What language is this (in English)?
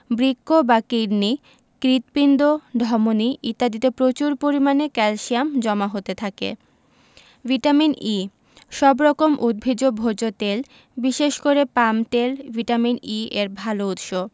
Bangla